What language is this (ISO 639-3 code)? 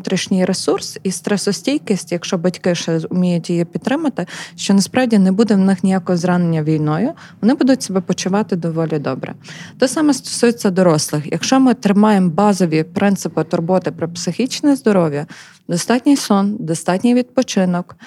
ukr